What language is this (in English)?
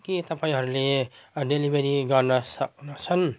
Nepali